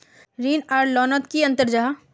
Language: Magahi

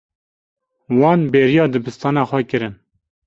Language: Kurdish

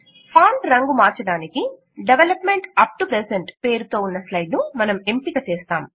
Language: Telugu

